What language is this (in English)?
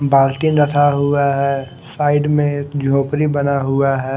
Hindi